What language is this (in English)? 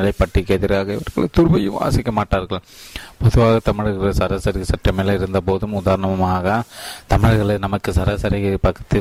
Tamil